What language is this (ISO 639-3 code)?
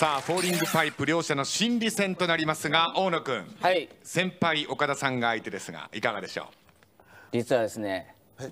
jpn